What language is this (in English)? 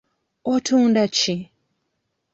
Ganda